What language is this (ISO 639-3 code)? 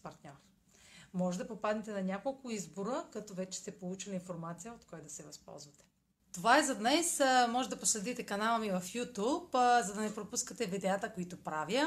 bul